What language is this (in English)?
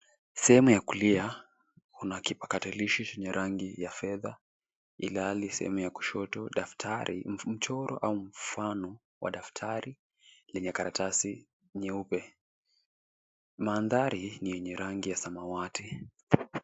Swahili